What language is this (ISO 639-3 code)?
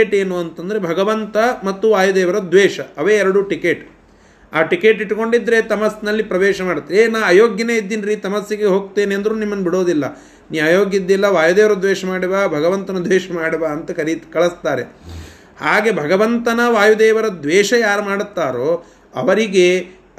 kan